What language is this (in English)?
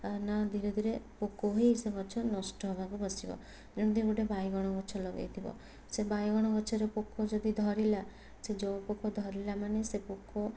Odia